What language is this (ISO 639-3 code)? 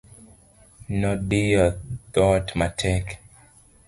luo